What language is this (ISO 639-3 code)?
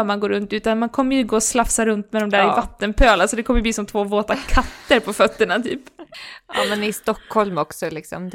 swe